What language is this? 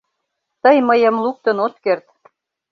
Mari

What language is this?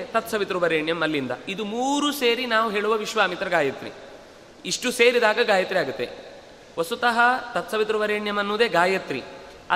Kannada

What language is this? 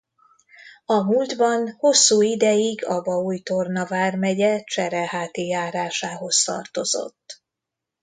Hungarian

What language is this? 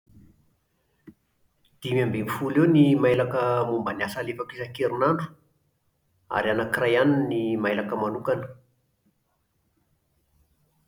Malagasy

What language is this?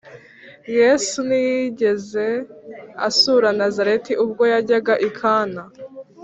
Kinyarwanda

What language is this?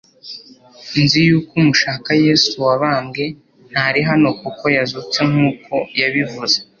Kinyarwanda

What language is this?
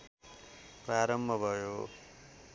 Nepali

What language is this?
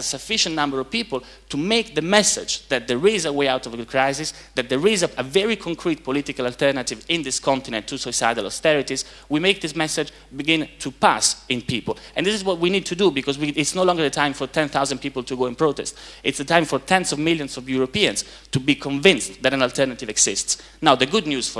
English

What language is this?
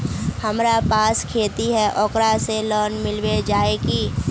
Magahi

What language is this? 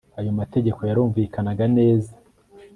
Kinyarwanda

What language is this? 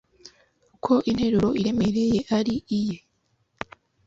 Kinyarwanda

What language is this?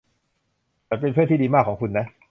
Thai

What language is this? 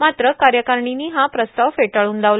Marathi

